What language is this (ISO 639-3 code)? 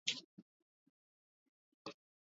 swa